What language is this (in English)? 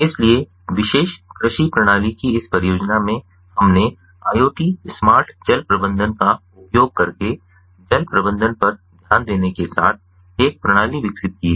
Hindi